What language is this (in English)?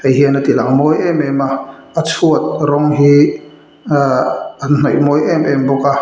Mizo